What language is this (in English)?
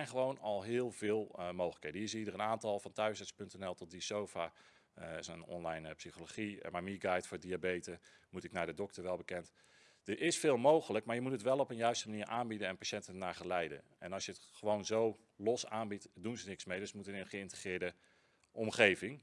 Dutch